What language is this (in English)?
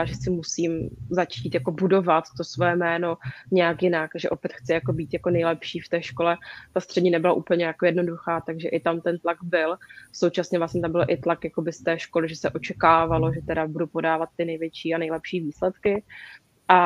Czech